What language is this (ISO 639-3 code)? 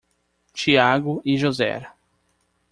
por